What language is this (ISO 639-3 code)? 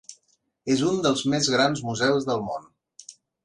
cat